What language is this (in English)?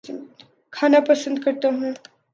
Urdu